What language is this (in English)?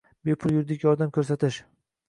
Uzbek